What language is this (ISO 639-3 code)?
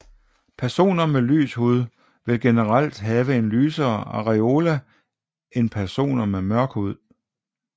dan